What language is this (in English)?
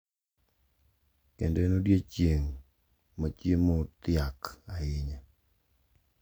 Luo (Kenya and Tanzania)